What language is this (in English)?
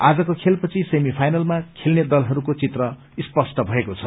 Nepali